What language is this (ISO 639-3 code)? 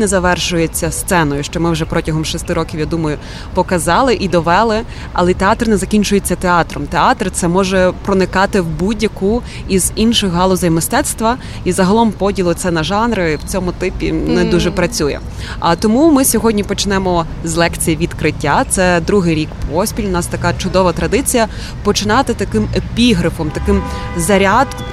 ukr